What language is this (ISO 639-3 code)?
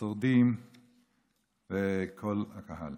heb